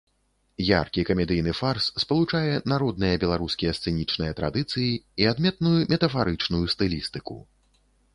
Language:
Belarusian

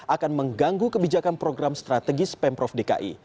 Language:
Indonesian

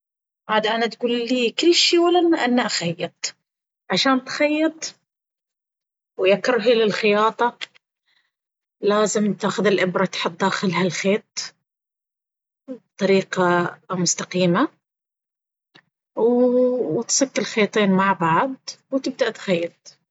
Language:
Baharna Arabic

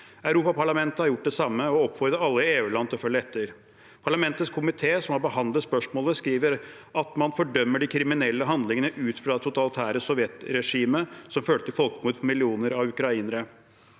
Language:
Norwegian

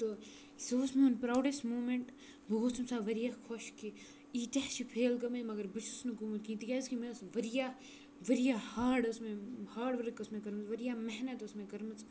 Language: Kashmiri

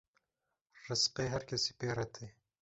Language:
Kurdish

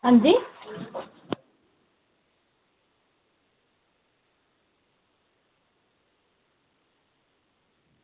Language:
Dogri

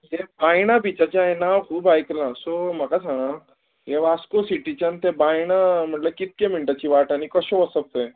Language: Konkani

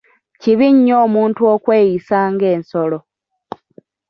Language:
Ganda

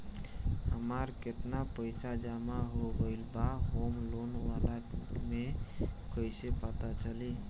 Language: Bhojpuri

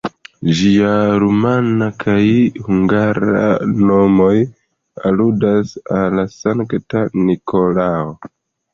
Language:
Esperanto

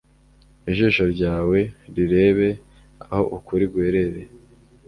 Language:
Kinyarwanda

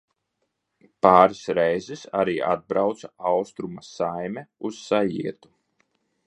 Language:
Latvian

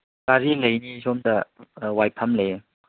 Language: Manipuri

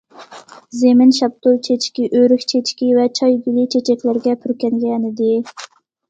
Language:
Uyghur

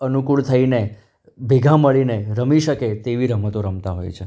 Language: Gujarati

